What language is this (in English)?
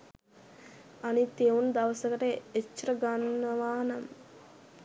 Sinhala